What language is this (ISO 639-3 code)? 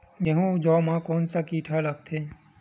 hne